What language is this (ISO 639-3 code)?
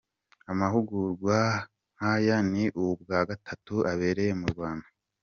kin